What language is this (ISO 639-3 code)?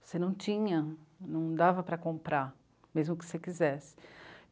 por